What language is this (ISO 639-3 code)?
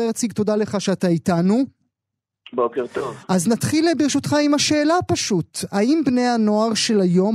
heb